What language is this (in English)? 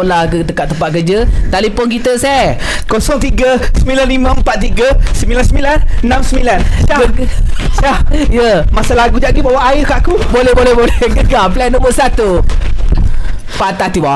Malay